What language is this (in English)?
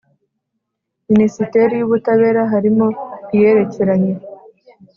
Kinyarwanda